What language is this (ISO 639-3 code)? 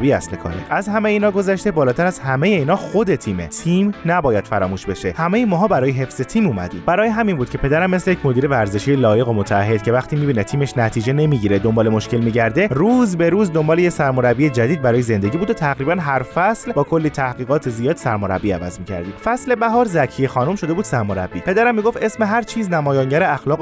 fas